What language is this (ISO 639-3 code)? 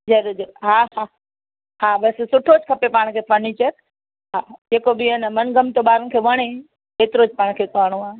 snd